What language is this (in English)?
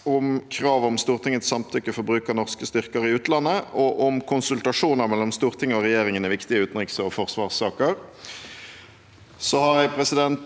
Norwegian